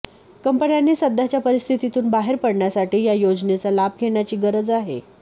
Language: Marathi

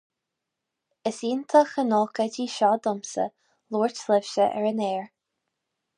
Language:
Irish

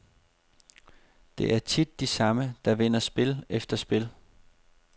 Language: Danish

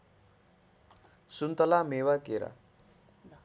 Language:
Nepali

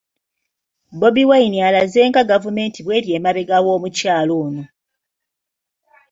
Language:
Ganda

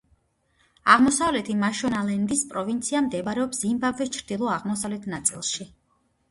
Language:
Georgian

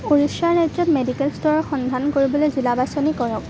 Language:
Assamese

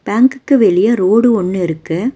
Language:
Tamil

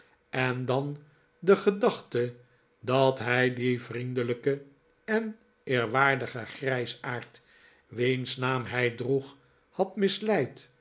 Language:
Dutch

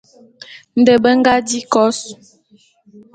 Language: Bulu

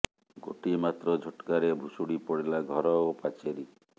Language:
Odia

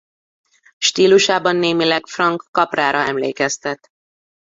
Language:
Hungarian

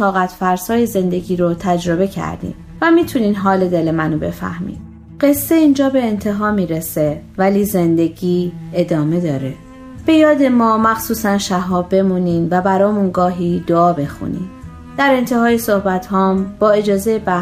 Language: Persian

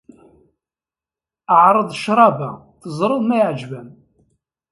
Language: Kabyle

